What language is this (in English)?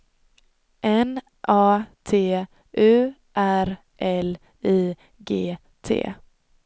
Swedish